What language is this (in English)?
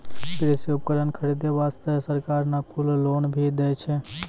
Maithili